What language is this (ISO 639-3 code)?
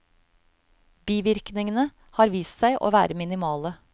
nor